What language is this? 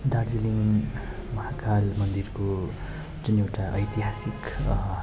Nepali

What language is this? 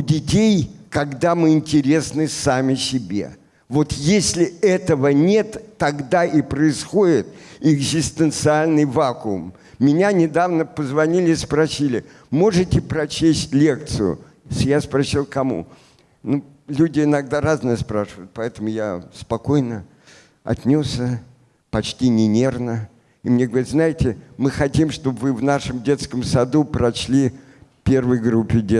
Russian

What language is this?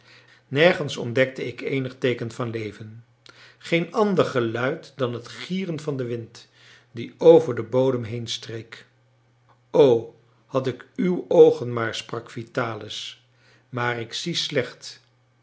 Dutch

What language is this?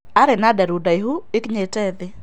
Kikuyu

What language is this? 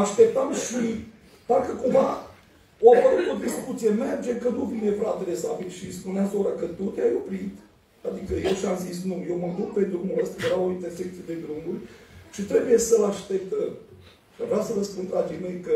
Romanian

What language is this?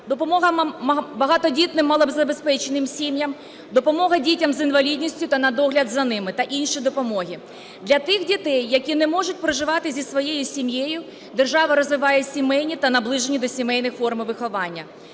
Ukrainian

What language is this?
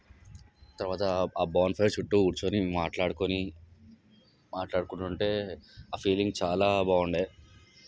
Telugu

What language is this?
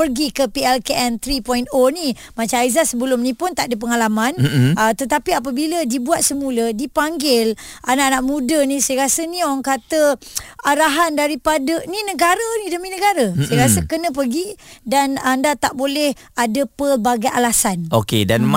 Malay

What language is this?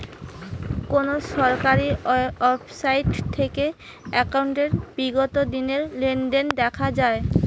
Bangla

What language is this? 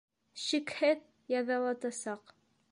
Bashkir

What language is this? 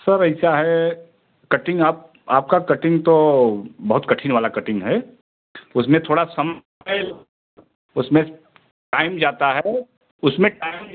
Hindi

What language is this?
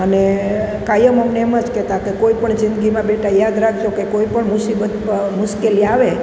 Gujarati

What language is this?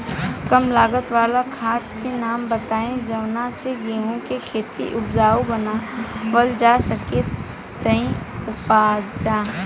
Bhojpuri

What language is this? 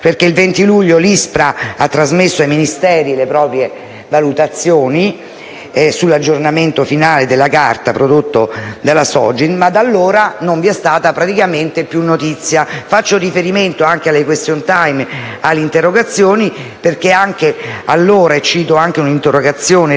Italian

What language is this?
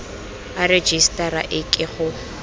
Tswana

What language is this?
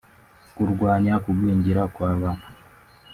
Kinyarwanda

